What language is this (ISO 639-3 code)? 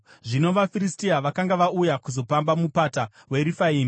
sna